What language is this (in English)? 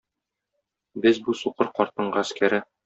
Tatar